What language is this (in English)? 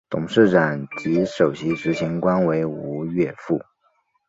Chinese